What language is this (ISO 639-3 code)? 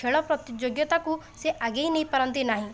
ori